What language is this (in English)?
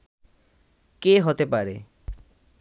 Bangla